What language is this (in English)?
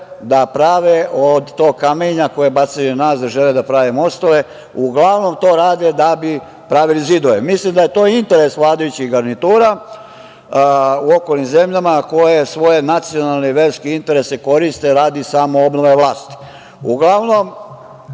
Serbian